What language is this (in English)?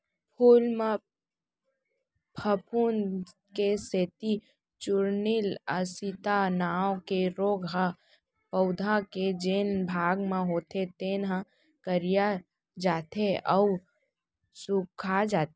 Chhattisgarhi